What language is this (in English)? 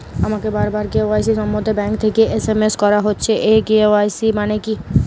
Bangla